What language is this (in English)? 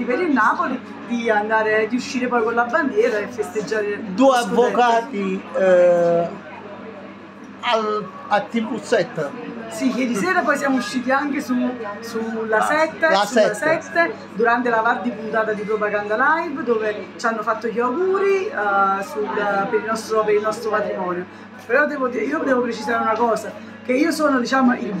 Italian